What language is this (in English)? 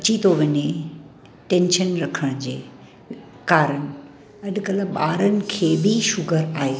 Sindhi